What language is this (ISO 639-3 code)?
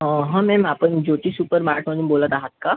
mar